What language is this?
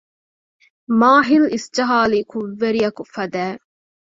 Divehi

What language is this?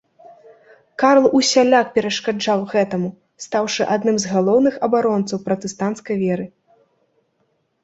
Belarusian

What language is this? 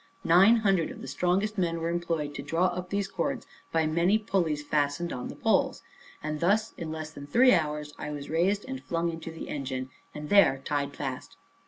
English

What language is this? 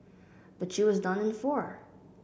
English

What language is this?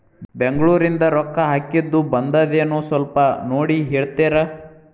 Kannada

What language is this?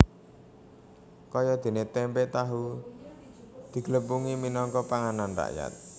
Javanese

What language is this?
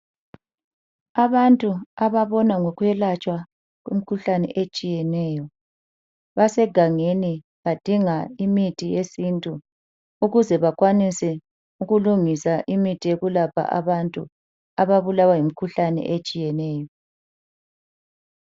North Ndebele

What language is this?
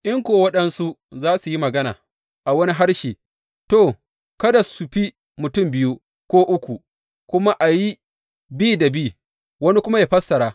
Hausa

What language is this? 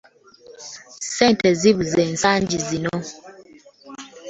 Ganda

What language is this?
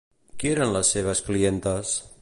Catalan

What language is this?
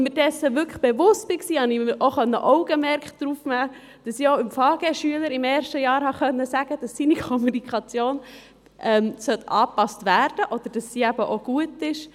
Swiss German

